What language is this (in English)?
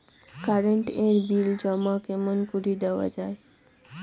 Bangla